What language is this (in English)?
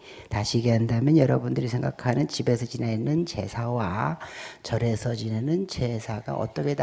Korean